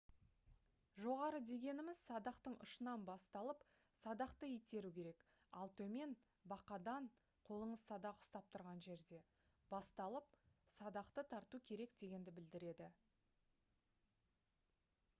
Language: Kazakh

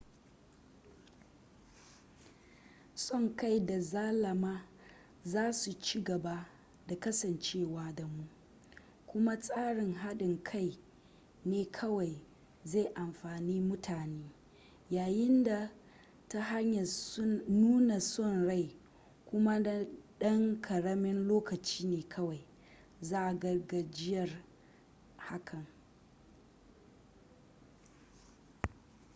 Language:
Hausa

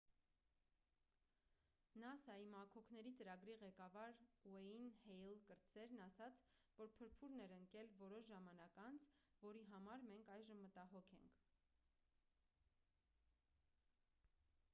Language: Armenian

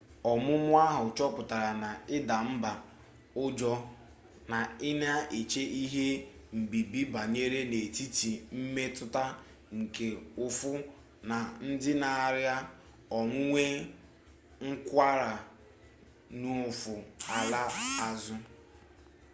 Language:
Igbo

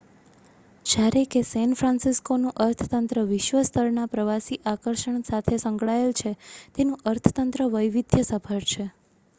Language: Gujarati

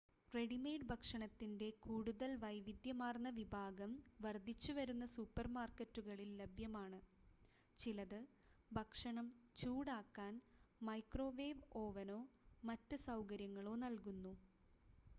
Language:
Malayalam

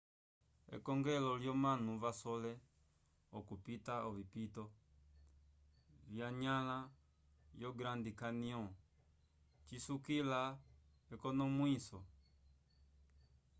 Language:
Umbundu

